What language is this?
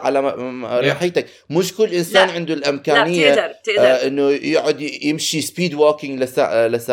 Arabic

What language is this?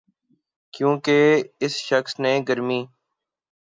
Urdu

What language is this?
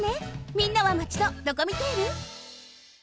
Japanese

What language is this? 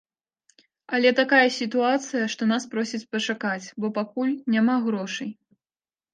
Belarusian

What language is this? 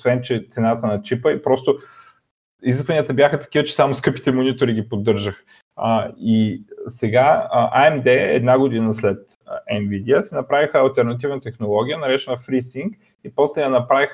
Bulgarian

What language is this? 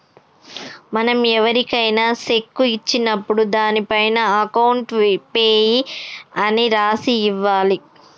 Telugu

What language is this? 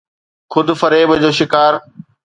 Sindhi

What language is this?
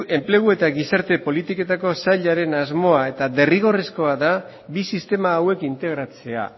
Basque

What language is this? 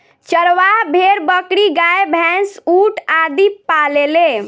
Bhojpuri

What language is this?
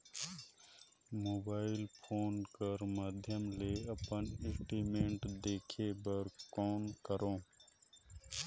Chhattisgarhi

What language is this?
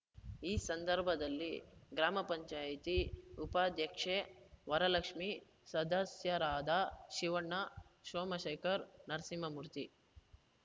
Kannada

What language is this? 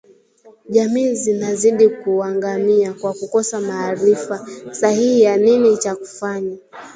Swahili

